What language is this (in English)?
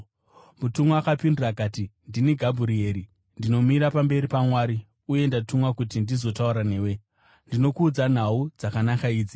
Shona